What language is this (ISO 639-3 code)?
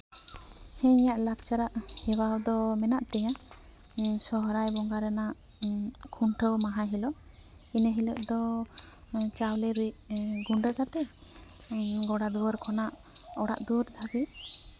sat